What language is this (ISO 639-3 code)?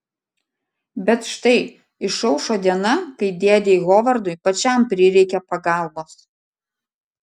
lit